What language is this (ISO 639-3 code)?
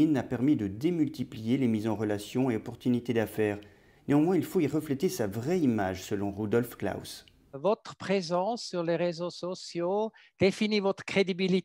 fra